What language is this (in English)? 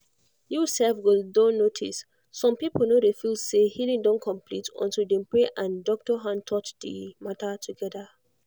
Nigerian Pidgin